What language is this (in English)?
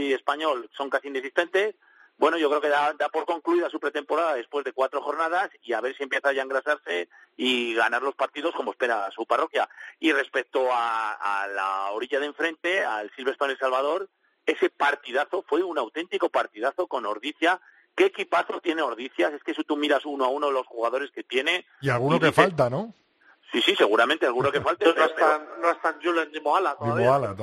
Spanish